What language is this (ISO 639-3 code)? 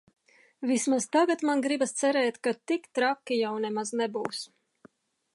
lav